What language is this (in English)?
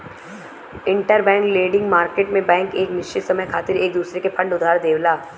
Bhojpuri